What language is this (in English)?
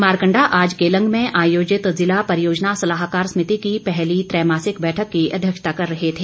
Hindi